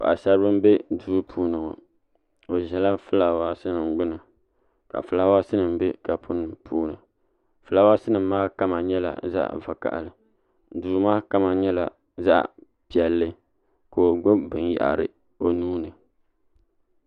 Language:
Dagbani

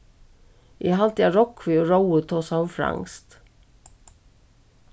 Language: Faroese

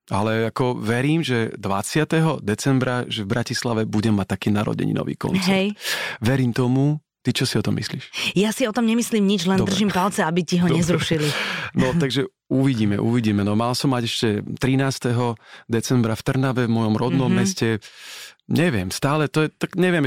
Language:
Slovak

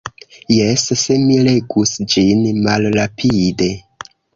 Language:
Esperanto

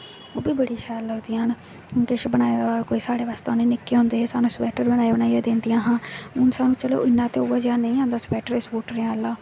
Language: Dogri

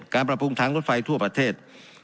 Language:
Thai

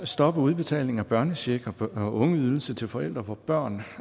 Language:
Danish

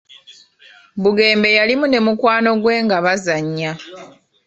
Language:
Ganda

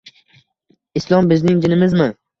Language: Uzbek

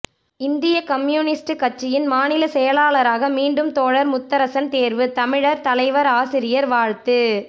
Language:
Tamil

